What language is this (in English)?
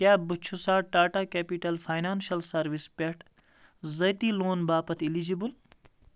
Kashmiri